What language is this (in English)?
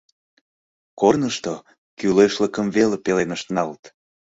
Mari